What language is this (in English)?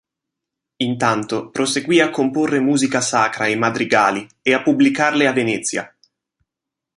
Italian